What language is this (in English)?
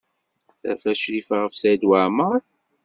Kabyle